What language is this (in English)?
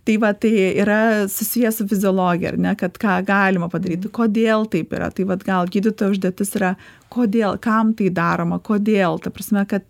Lithuanian